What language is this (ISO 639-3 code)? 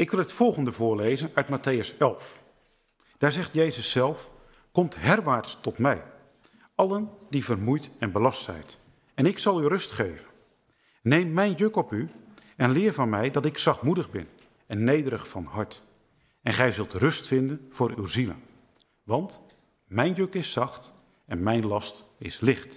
nld